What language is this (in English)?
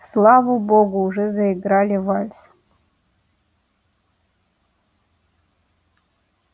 Russian